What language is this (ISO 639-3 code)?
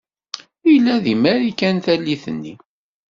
kab